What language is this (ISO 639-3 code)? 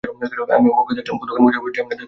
ben